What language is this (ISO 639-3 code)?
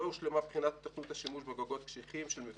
heb